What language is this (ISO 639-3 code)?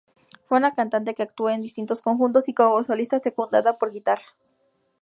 spa